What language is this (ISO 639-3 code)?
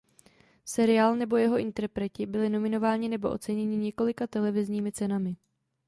ces